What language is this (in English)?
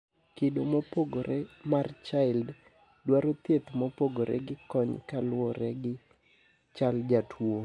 Luo (Kenya and Tanzania)